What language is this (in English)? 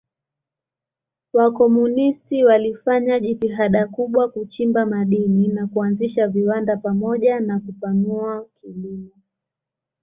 Swahili